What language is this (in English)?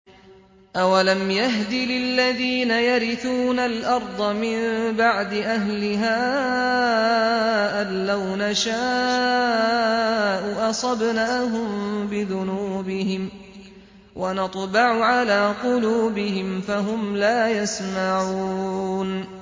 Arabic